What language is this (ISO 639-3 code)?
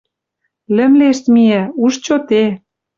mrj